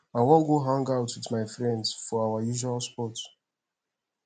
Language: Nigerian Pidgin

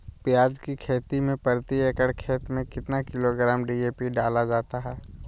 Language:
Magahi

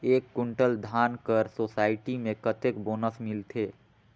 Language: Chhattisgarhi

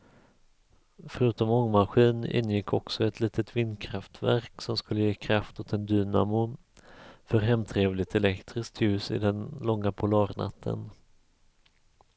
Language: Swedish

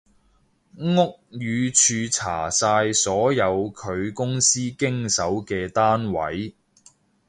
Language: Cantonese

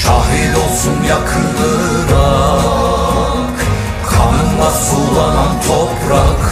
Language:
Turkish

